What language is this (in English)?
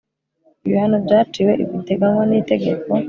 Kinyarwanda